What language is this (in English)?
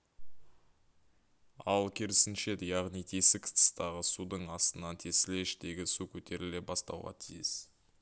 Kazakh